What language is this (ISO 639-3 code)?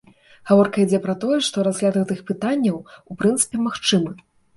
bel